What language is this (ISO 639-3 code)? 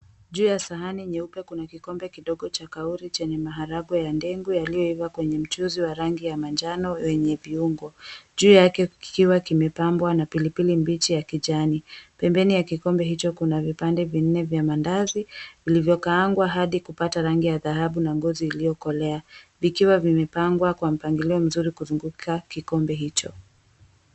swa